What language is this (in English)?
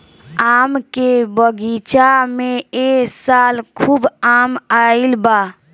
Bhojpuri